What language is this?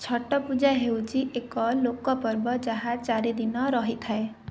Odia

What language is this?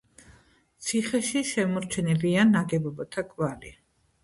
Georgian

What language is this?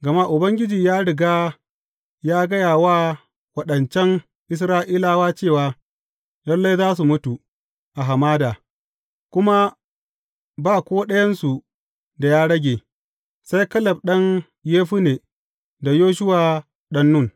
Hausa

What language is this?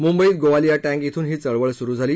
Marathi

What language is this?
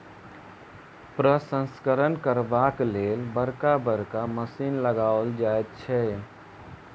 Maithili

